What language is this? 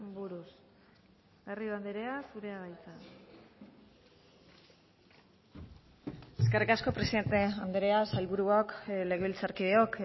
Basque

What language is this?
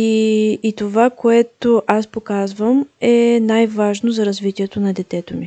Bulgarian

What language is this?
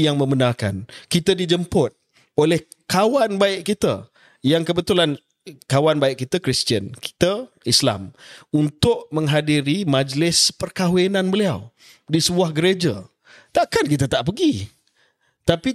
Malay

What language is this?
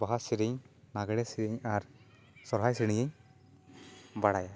Santali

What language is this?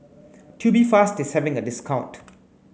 English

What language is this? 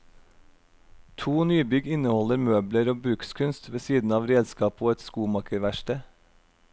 Norwegian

